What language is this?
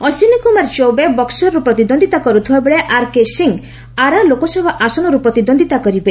Odia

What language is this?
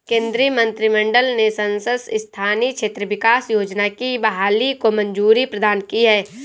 Hindi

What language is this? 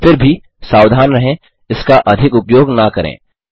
Hindi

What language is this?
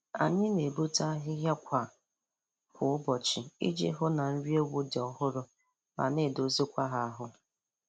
Igbo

